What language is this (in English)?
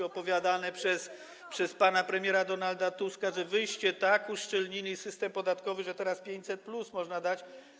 Polish